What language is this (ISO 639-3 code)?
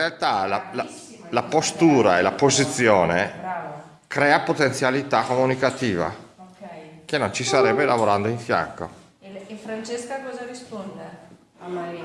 ita